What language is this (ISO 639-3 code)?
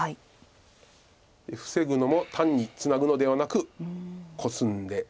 jpn